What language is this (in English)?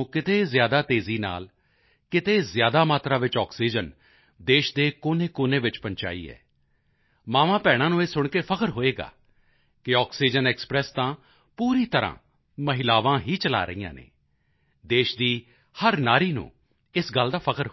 Punjabi